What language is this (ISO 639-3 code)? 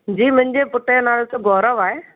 snd